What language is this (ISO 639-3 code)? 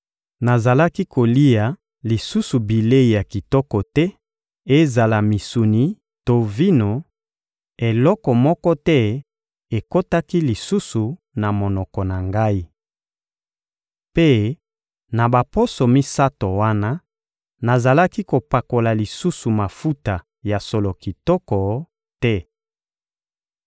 lin